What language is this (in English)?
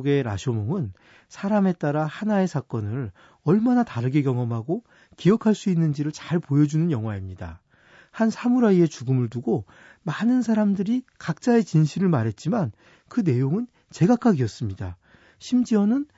Korean